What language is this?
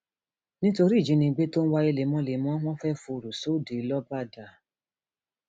Yoruba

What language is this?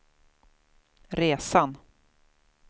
Swedish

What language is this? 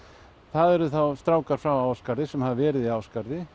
Icelandic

